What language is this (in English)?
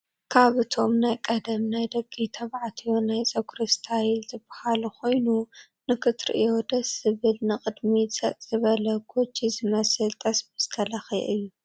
Tigrinya